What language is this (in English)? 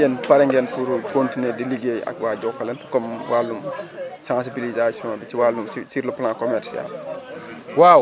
Wolof